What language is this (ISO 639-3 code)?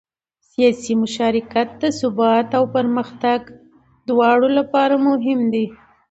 pus